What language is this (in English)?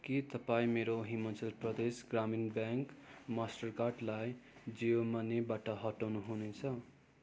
Nepali